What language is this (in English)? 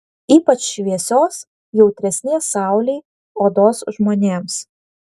Lithuanian